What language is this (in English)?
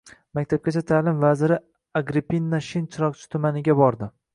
Uzbek